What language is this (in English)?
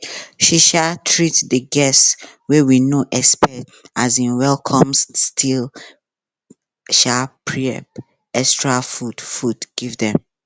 Nigerian Pidgin